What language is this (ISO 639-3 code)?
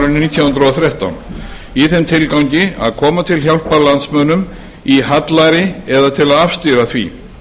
isl